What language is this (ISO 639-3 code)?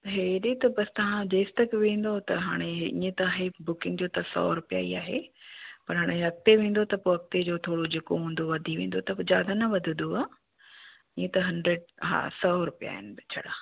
snd